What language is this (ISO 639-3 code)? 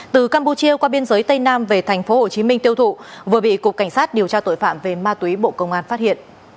vie